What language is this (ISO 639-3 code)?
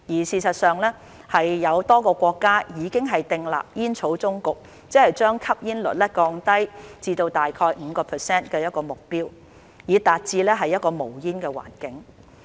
yue